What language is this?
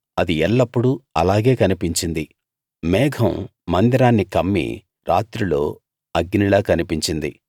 Telugu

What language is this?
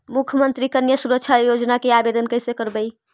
Magahi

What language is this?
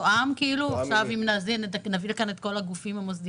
Hebrew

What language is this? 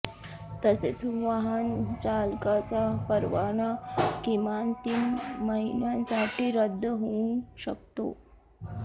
Marathi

